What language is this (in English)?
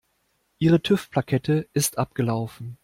German